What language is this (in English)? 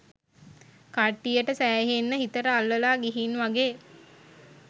Sinhala